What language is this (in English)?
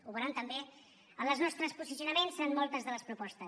Catalan